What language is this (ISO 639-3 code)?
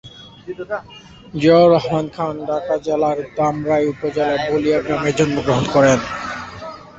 ben